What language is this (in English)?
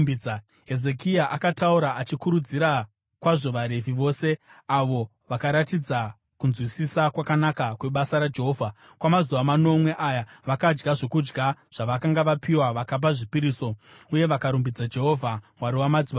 Shona